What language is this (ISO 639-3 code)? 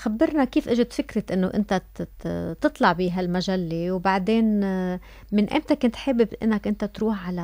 ara